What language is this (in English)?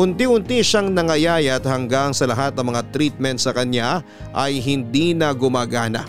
Filipino